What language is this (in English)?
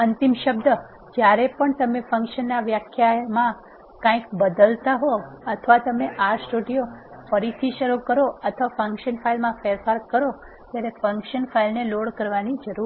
Gujarati